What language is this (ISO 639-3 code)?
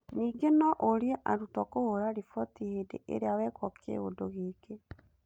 kik